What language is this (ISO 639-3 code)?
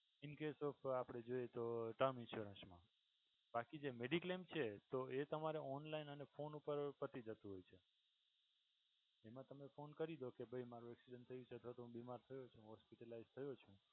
guj